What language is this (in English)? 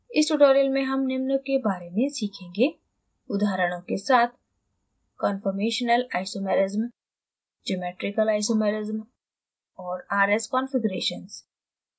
Hindi